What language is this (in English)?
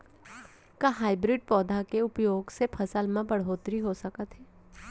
Chhattisgarhi